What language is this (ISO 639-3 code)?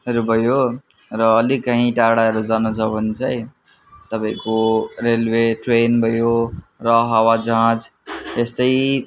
nep